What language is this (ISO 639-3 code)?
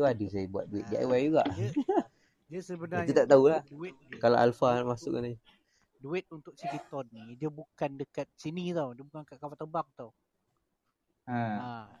msa